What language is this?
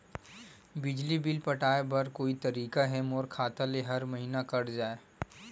Chhattisgarhi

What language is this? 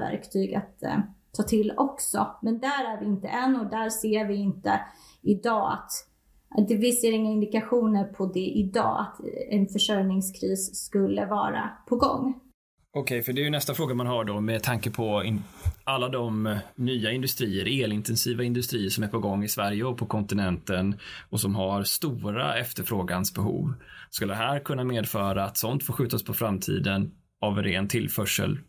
Swedish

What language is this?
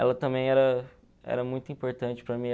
Portuguese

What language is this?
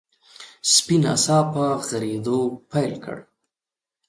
Pashto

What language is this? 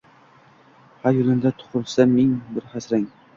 Uzbek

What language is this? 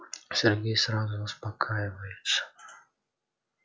Russian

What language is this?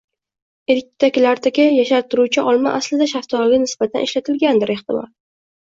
Uzbek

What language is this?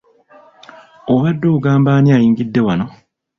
Ganda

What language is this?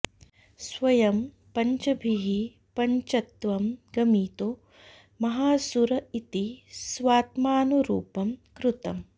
Sanskrit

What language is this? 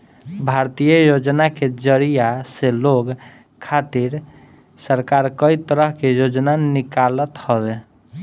Bhojpuri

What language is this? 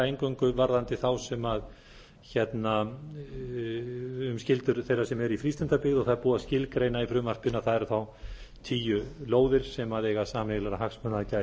Icelandic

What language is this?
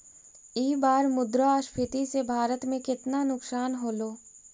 Magahi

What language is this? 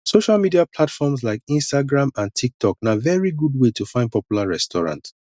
Nigerian Pidgin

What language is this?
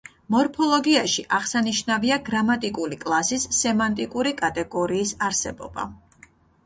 Georgian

